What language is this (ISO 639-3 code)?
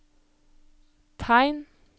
nor